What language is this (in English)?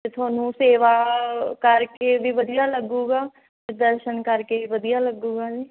Punjabi